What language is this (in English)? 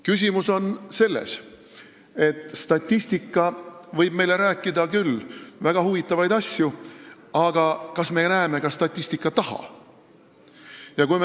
Estonian